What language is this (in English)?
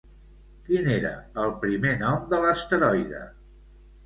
Catalan